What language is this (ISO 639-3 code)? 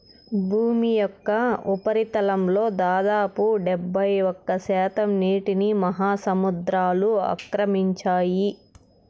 tel